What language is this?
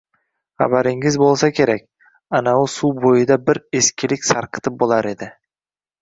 Uzbek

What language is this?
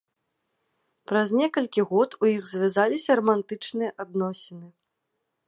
Belarusian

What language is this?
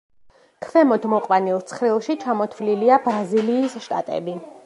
Georgian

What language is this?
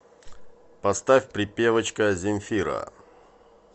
Russian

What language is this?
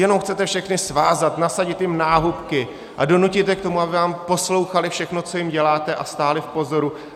Czech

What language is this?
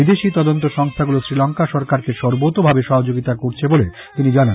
Bangla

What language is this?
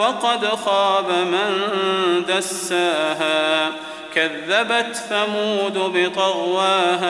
Arabic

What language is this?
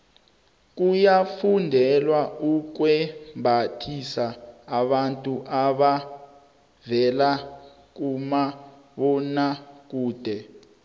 South Ndebele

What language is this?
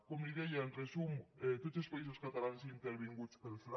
Catalan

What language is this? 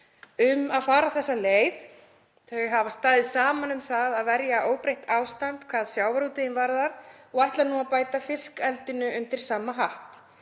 Icelandic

